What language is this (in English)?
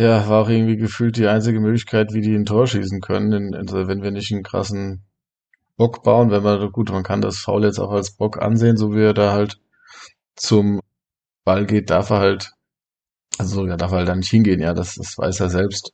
German